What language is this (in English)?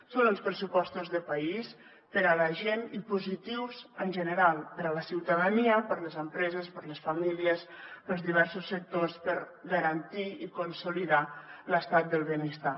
Catalan